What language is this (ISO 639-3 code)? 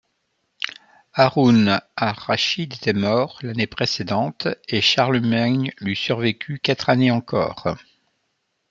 fra